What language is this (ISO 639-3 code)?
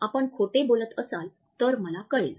mar